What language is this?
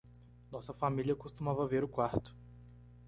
Portuguese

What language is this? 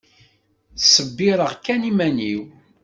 Kabyle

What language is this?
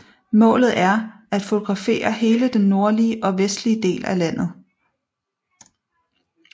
Danish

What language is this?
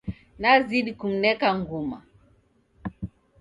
Taita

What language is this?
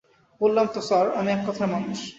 Bangla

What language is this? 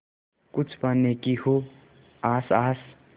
Hindi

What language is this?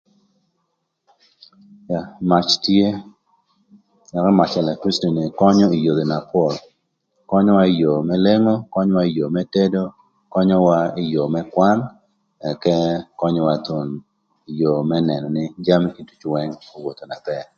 Thur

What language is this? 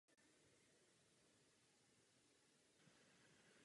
Czech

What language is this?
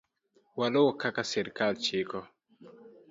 Luo (Kenya and Tanzania)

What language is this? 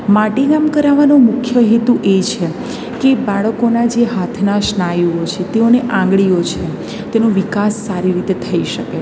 Gujarati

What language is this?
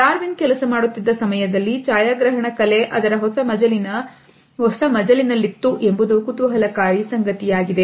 Kannada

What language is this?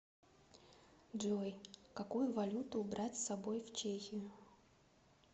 Russian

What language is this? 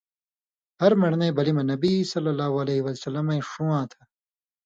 Indus Kohistani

